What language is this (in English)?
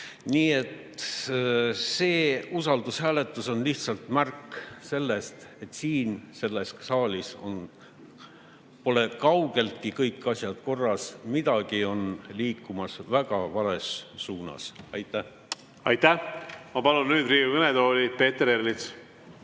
Estonian